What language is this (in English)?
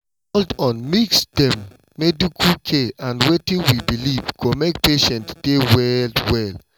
Nigerian Pidgin